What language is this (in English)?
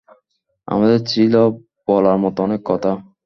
Bangla